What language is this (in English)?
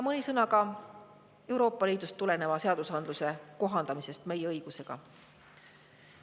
Estonian